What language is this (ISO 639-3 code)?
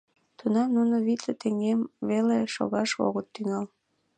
chm